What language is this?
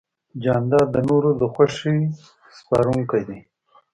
Pashto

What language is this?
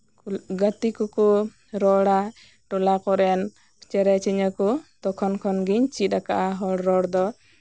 Santali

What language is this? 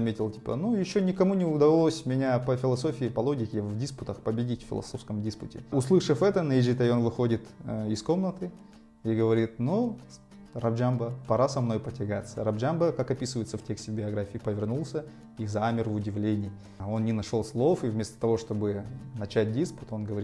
Russian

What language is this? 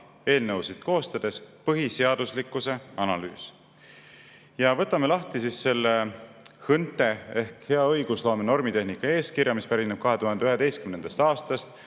Estonian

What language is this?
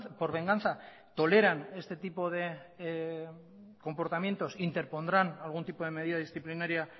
Spanish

